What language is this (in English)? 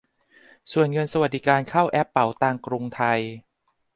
Thai